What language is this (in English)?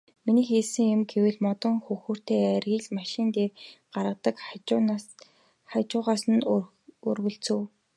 Mongolian